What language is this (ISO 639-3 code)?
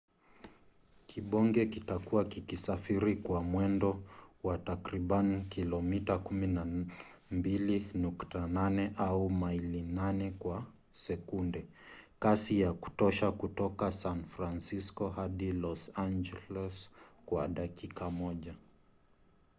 swa